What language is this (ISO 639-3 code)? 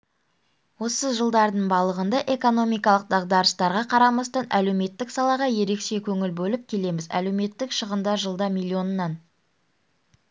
kaz